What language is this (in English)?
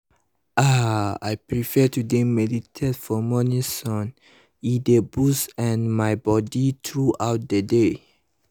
Nigerian Pidgin